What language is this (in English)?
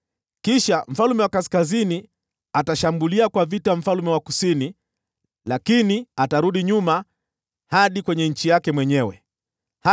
Swahili